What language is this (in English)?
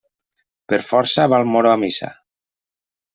Catalan